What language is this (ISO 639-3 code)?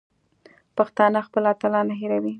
pus